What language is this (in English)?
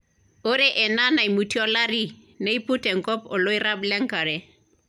Masai